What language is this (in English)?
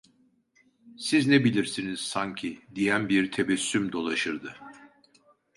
Turkish